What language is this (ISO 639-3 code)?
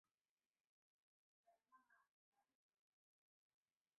zho